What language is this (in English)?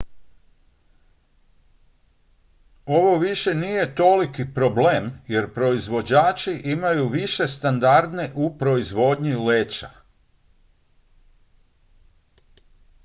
Croatian